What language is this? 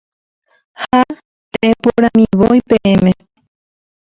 Guarani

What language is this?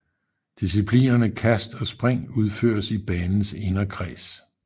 Danish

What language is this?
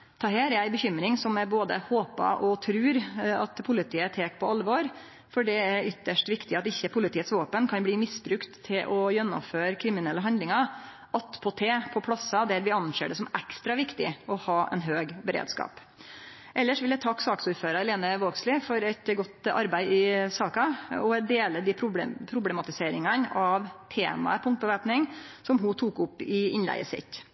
Norwegian Nynorsk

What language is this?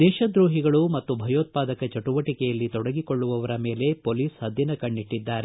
Kannada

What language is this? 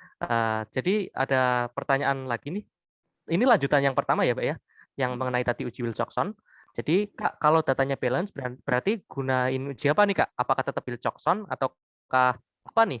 Indonesian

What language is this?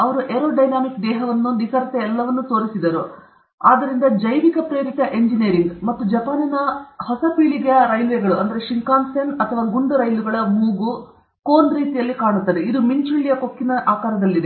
Kannada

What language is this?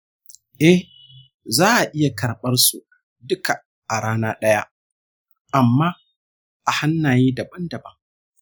Hausa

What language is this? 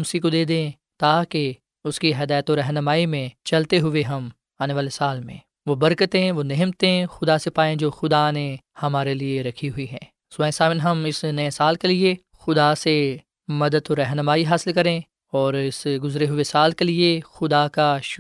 Urdu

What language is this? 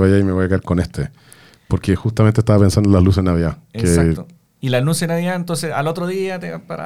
Spanish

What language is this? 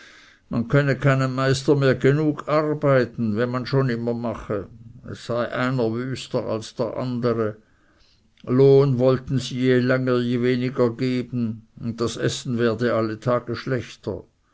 German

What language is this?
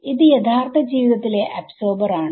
Malayalam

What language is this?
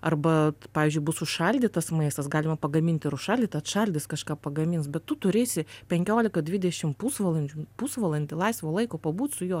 Lithuanian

